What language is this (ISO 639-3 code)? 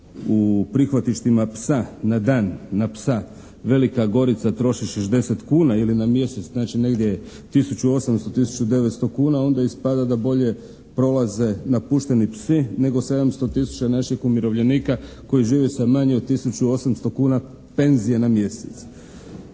hrv